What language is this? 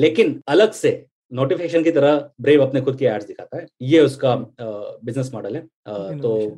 Hindi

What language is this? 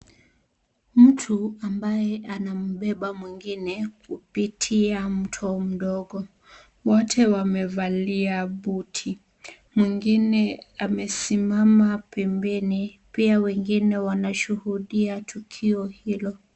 Swahili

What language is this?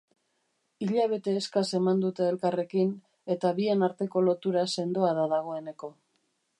Basque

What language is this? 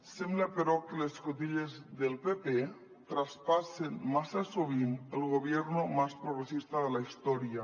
Catalan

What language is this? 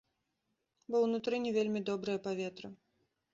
Belarusian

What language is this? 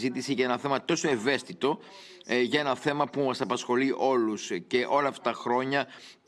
Greek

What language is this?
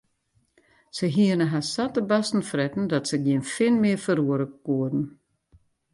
Western Frisian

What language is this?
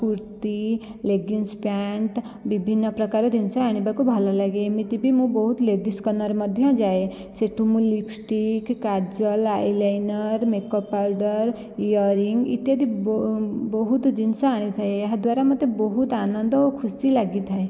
Odia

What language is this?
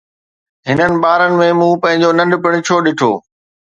Sindhi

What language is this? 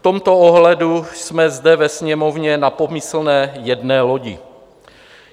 Czech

